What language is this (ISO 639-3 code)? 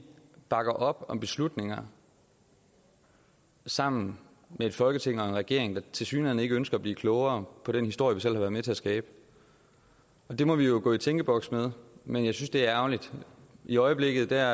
dan